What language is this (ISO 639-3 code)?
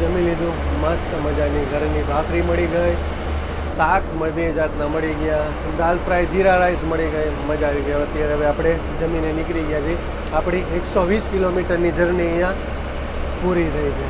guj